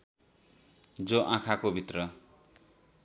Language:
Nepali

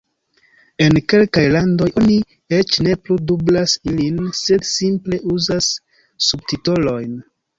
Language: Esperanto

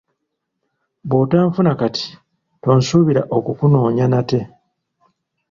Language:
Ganda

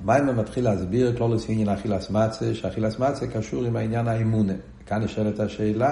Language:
Hebrew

